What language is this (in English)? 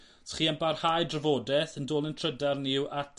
Welsh